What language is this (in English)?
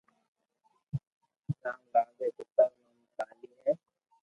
Loarki